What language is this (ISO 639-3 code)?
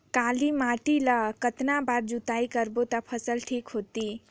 hne